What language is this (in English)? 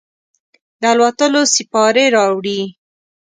Pashto